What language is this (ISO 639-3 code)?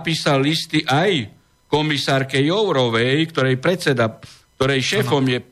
slk